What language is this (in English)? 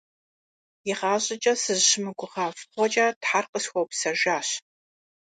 Kabardian